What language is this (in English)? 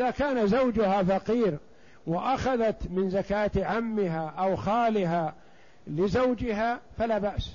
Arabic